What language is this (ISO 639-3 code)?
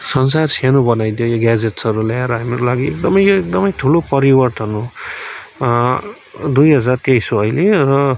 nep